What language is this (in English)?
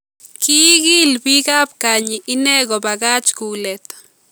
Kalenjin